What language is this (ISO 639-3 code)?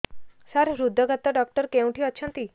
ori